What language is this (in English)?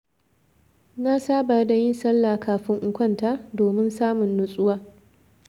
Hausa